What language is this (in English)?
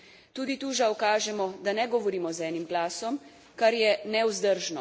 Slovenian